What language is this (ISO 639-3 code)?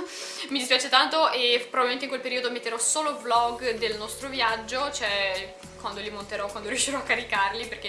ita